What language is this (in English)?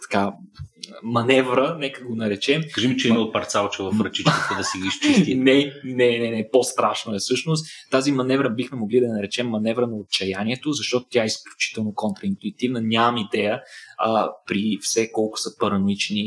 Bulgarian